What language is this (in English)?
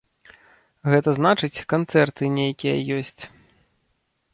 Belarusian